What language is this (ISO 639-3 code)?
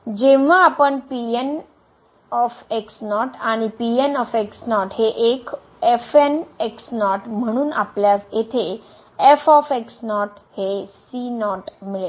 mar